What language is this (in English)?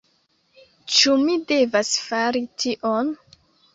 Esperanto